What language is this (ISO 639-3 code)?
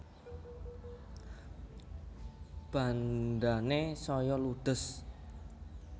jav